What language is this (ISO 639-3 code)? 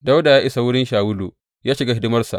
hau